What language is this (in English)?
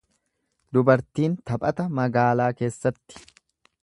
Oromo